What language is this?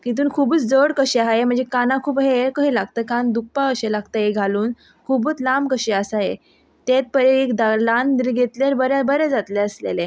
Konkani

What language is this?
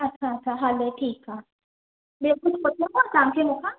Sindhi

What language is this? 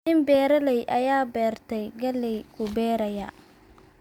Somali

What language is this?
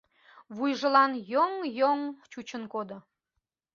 Mari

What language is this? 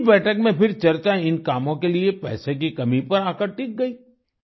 Hindi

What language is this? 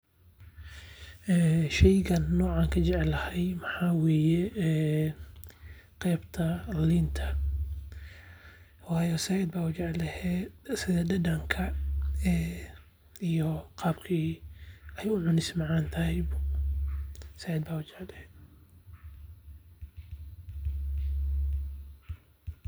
Somali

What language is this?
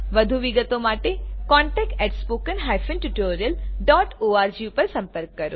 Gujarati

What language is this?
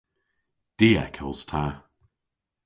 Cornish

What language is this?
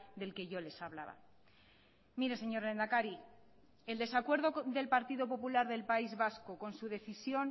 Spanish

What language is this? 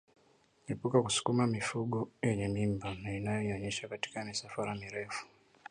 Swahili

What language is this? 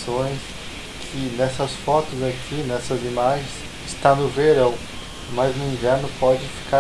Portuguese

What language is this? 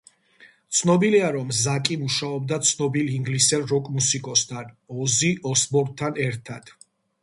Georgian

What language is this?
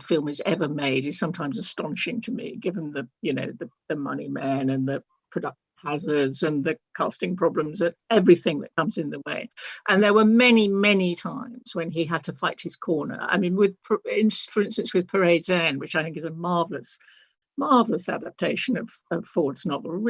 English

